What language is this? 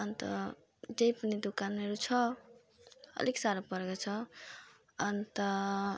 Nepali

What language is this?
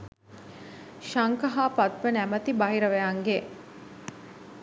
Sinhala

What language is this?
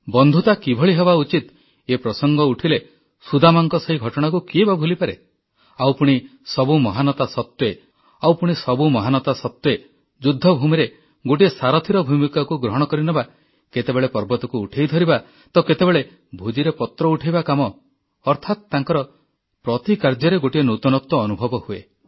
Odia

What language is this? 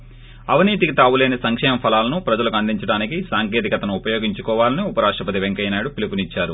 Telugu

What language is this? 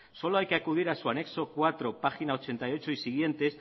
Spanish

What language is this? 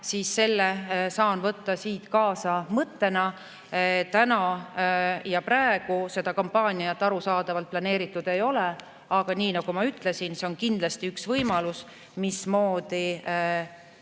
Estonian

